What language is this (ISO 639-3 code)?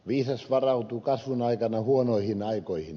fin